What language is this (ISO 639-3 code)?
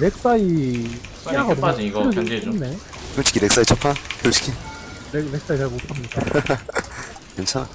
kor